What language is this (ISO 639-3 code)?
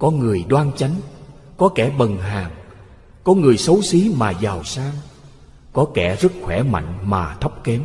vie